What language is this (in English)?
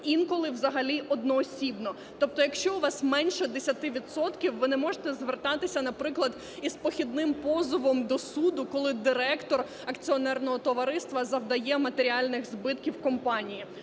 Ukrainian